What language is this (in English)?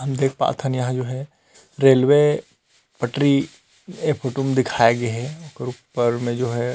Chhattisgarhi